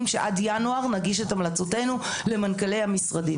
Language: Hebrew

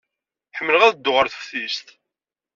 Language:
Kabyle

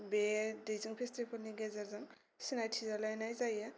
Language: Bodo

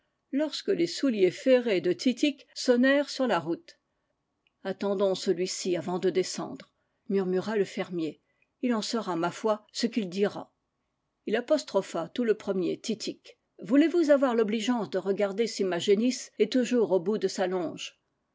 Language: French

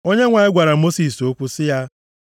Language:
Igbo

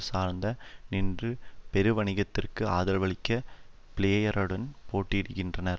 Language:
Tamil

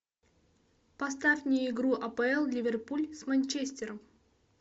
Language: Russian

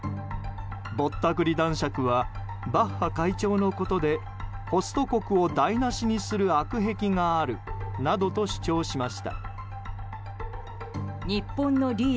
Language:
Japanese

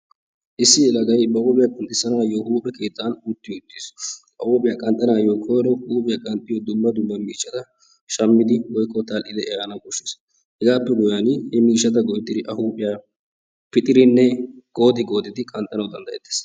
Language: Wolaytta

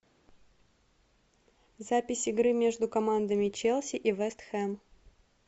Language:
Russian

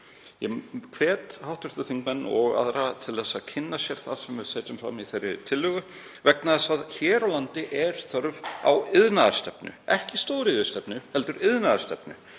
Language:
Icelandic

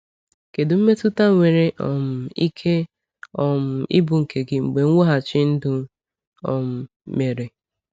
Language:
Igbo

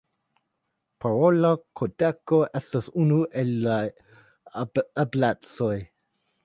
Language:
Esperanto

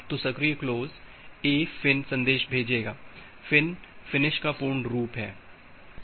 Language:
Hindi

